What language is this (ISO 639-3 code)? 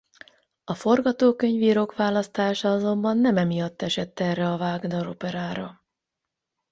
hun